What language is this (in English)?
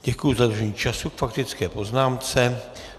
Czech